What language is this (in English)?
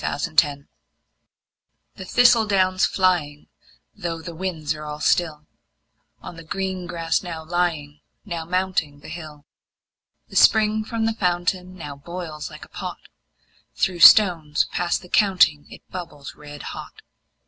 English